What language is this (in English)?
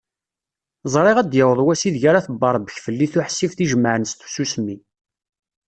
Kabyle